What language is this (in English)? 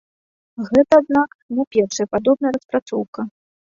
Belarusian